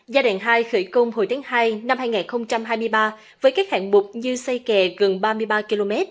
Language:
Vietnamese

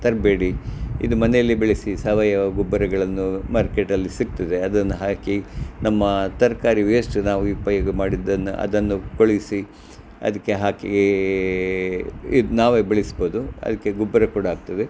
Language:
Kannada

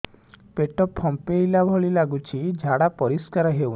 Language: Odia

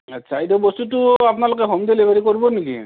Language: Assamese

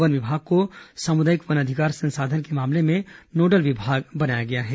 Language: Hindi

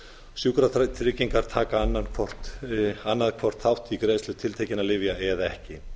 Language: Icelandic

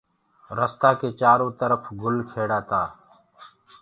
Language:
Gurgula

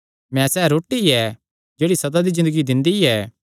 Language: Kangri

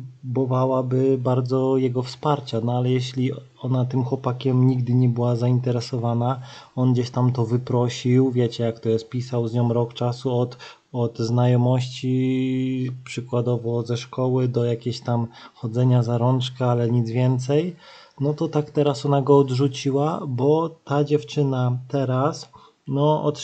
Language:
Polish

